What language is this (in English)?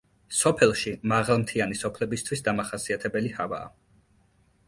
Georgian